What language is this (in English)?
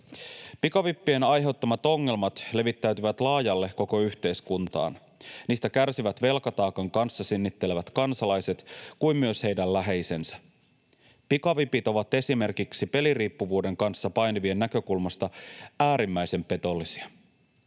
Finnish